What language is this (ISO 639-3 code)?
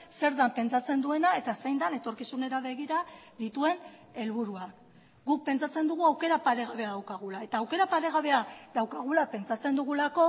eus